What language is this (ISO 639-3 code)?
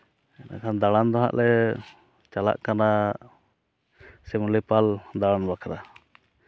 sat